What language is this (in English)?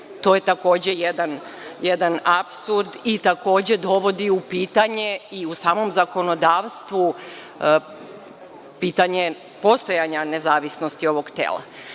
Serbian